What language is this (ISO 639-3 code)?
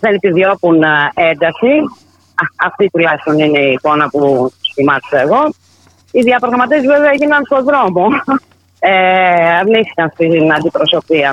ell